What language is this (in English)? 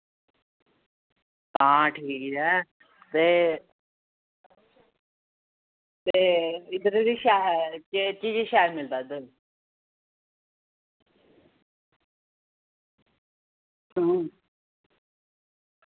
Dogri